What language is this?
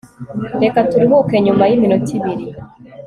Kinyarwanda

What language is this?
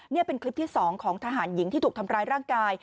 Thai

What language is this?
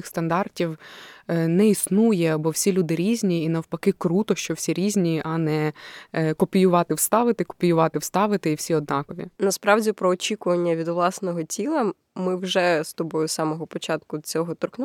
Ukrainian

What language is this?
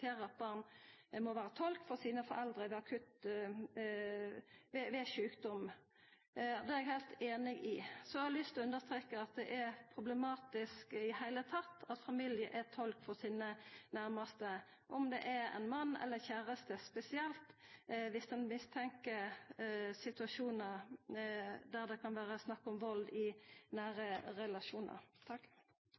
Norwegian Nynorsk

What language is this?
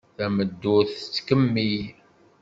Kabyle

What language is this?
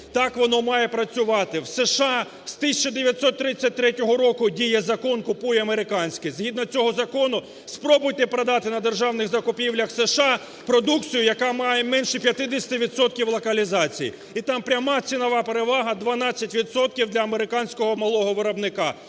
Ukrainian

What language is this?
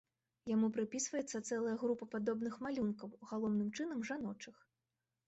Belarusian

